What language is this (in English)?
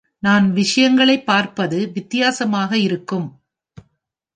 Tamil